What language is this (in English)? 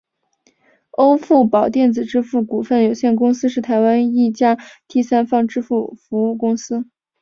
Chinese